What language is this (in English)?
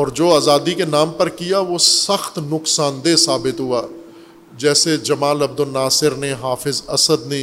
Urdu